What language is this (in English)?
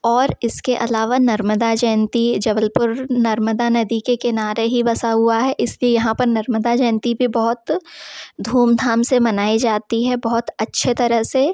Hindi